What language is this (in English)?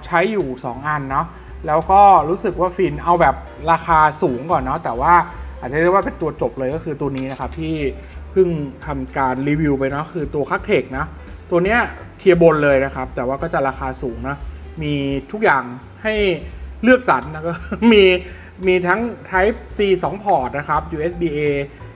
Thai